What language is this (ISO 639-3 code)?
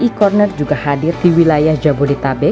ind